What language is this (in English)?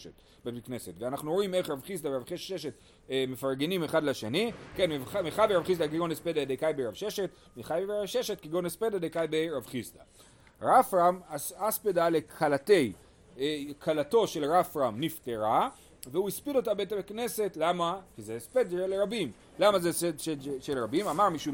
Hebrew